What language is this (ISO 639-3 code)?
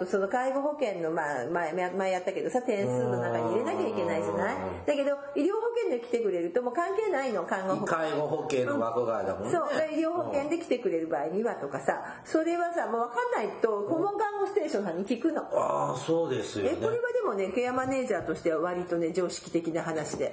jpn